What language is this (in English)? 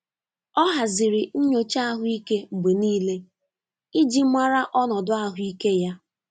Igbo